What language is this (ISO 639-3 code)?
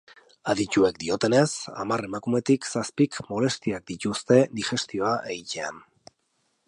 eus